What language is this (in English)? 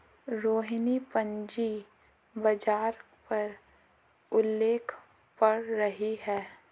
Hindi